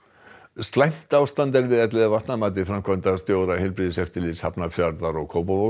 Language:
Icelandic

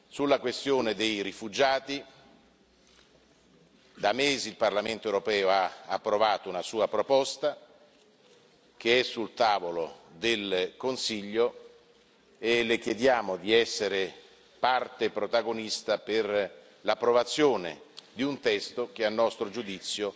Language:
Italian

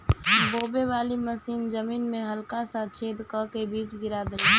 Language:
Bhojpuri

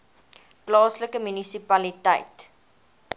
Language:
Afrikaans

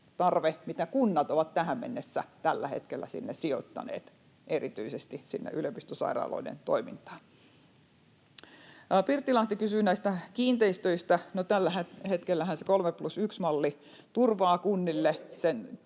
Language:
Finnish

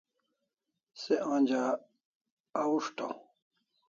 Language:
Kalasha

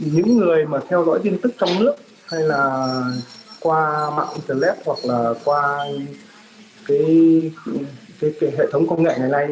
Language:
Vietnamese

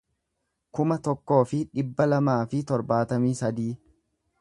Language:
Oromo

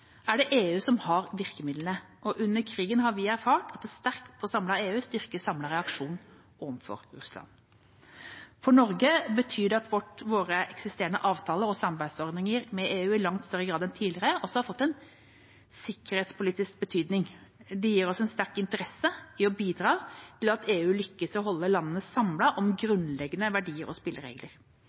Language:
Norwegian Bokmål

